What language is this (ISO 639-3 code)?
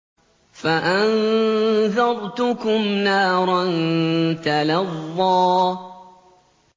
ara